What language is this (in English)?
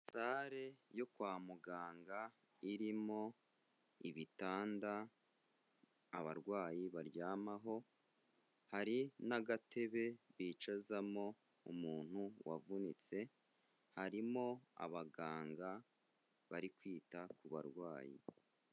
Kinyarwanda